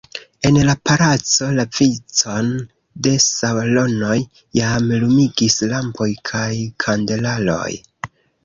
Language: Esperanto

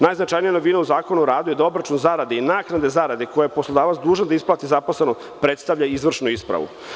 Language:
Serbian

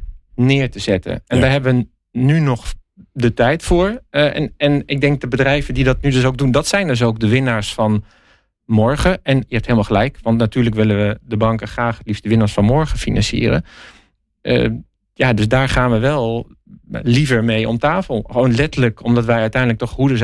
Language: Dutch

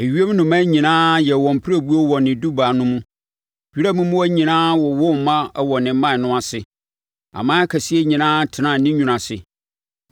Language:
Akan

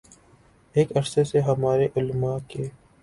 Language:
Urdu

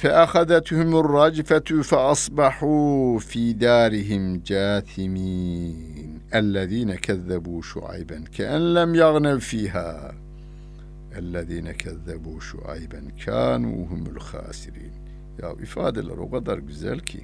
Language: Turkish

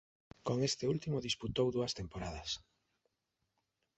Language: Galician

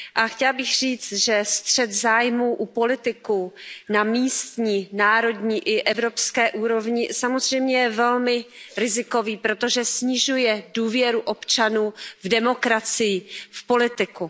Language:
Czech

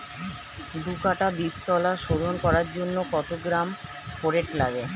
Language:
Bangla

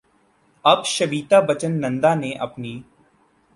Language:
Urdu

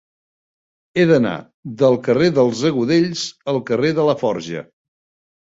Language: Catalan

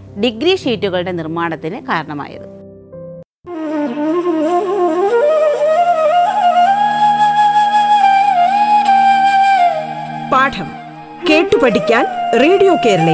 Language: Malayalam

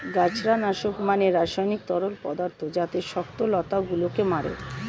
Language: Bangla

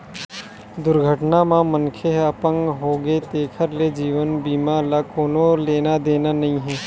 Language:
Chhattisgarhi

